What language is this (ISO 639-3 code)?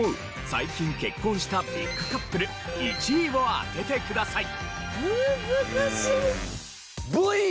jpn